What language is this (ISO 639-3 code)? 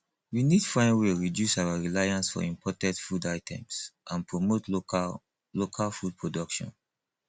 pcm